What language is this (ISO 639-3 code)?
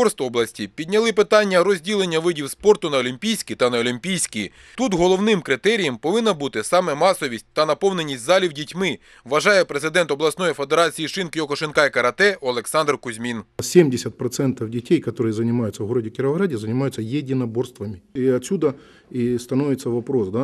ukr